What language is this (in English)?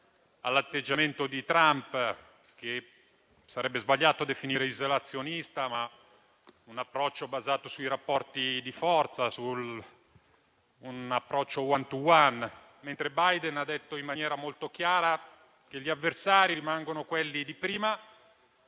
Italian